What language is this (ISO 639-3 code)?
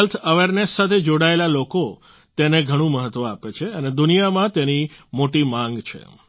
guj